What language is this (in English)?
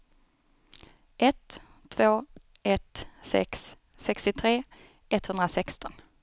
Swedish